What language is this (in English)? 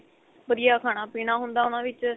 Punjabi